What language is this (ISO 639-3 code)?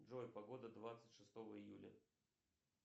rus